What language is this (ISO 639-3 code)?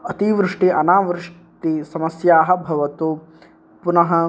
san